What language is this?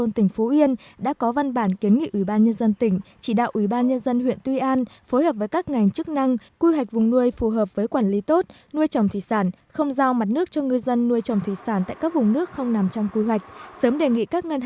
Vietnamese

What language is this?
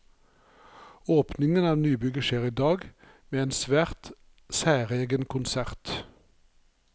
Norwegian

